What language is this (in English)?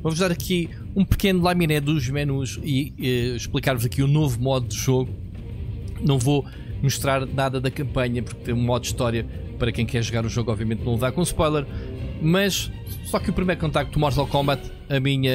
Portuguese